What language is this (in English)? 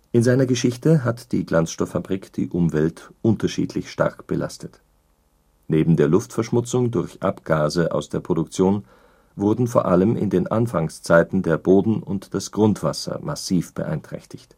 German